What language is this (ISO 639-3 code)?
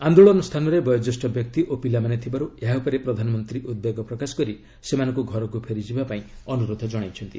ori